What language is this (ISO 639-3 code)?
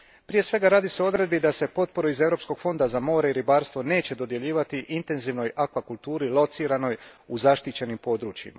hrv